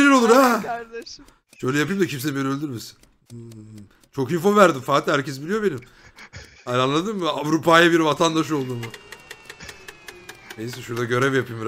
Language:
Turkish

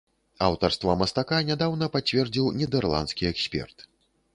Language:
Belarusian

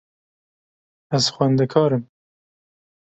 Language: Kurdish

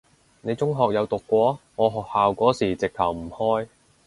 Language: Cantonese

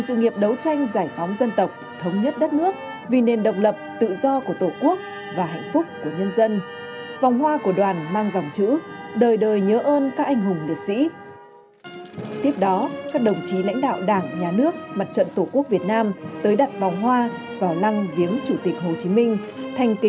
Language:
Vietnamese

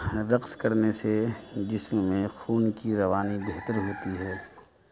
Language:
Urdu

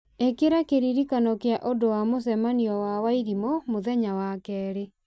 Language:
Kikuyu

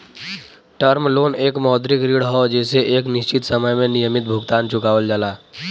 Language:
Bhojpuri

